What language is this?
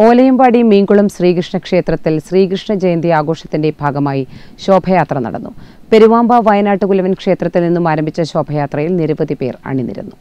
Malayalam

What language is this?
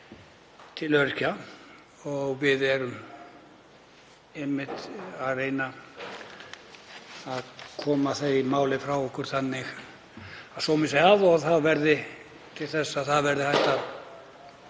Icelandic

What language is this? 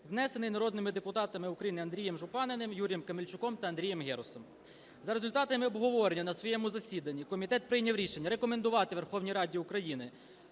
Ukrainian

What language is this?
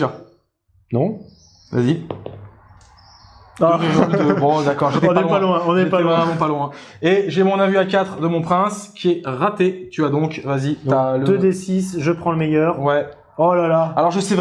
French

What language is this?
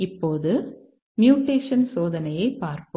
Tamil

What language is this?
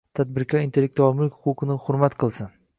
Uzbek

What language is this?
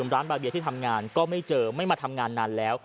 Thai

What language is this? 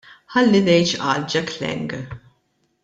Maltese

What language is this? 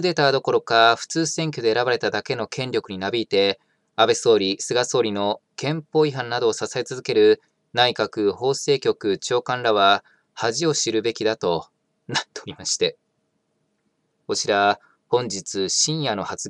Japanese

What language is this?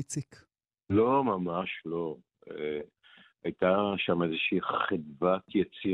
Hebrew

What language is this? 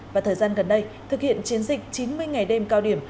Vietnamese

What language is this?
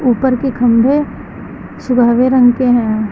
Hindi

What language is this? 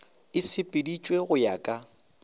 Northern Sotho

